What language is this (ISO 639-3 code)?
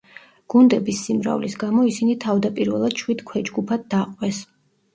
kat